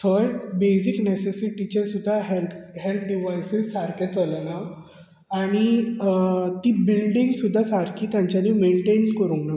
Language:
Konkani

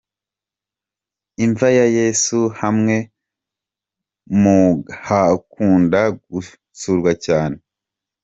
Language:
Kinyarwanda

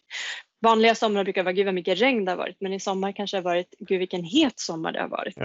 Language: Swedish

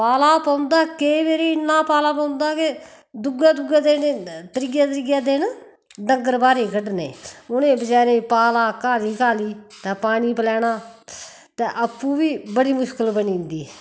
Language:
Dogri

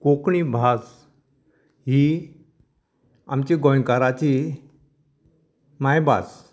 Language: Konkani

